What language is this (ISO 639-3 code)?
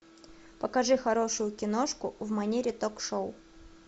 rus